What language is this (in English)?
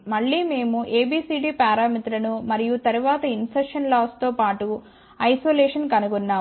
Telugu